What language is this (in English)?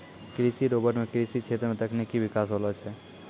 Maithili